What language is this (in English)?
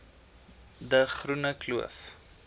Afrikaans